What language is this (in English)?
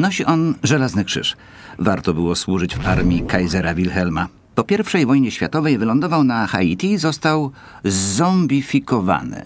Polish